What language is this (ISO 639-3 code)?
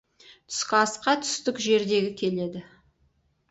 kaz